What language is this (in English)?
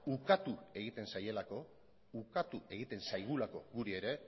Basque